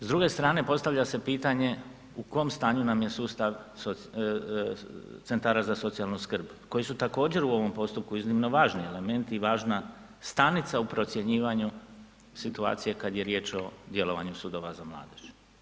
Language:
Croatian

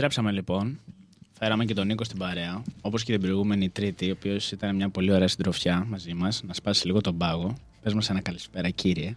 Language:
Greek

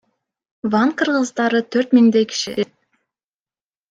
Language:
Kyrgyz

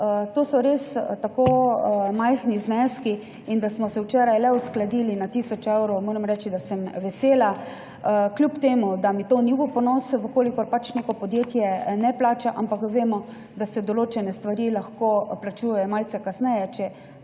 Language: Slovenian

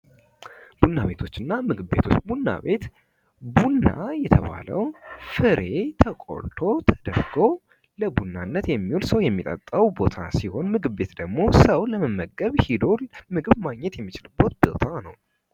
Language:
Amharic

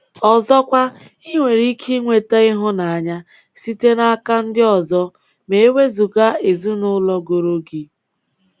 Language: Igbo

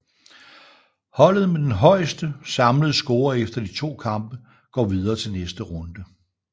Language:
Danish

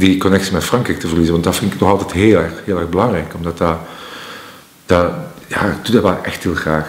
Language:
Dutch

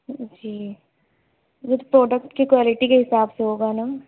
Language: Urdu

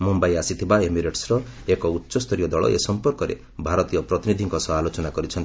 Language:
Odia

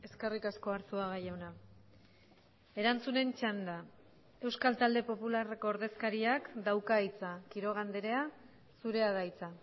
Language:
Basque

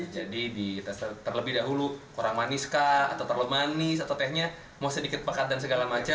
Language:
Indonesian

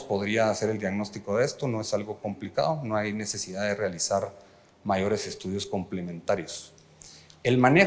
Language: Spanish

